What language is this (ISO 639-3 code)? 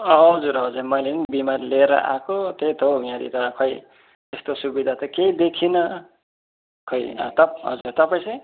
nep